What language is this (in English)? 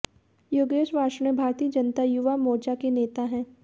Hindi